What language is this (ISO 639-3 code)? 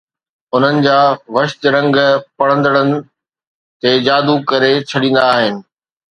snd